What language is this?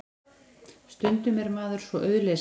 Icelandic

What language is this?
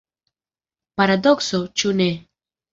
Esperanto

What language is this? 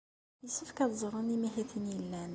Kabyle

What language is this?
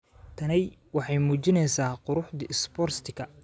Somali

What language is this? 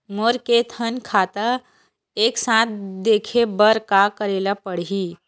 Chhattisgarhi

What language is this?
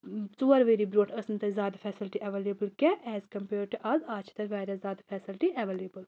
Kashmiri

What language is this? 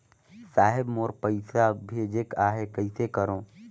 Chhattisgarhi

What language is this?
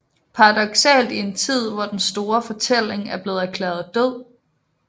Danish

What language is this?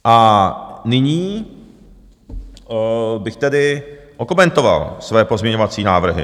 Czech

